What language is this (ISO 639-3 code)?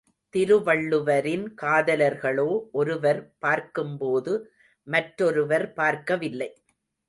tam